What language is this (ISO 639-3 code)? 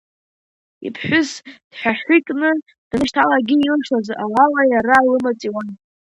abk